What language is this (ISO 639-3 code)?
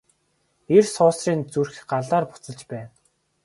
mon